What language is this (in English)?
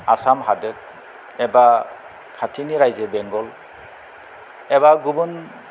Bodo